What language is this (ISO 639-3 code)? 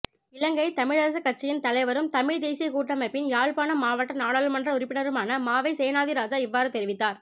tam